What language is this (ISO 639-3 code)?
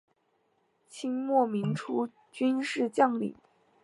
zho